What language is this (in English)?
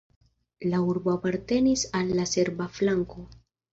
Esperanto